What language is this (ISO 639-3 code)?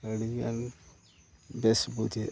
sat